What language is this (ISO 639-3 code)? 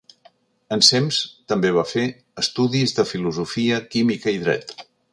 cat